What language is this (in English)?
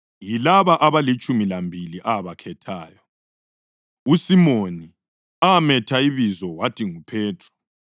North Ndebele